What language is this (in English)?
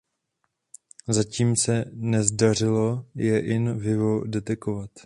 Czech